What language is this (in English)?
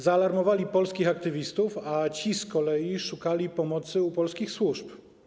Polish